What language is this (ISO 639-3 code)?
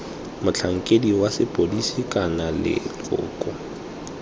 tsn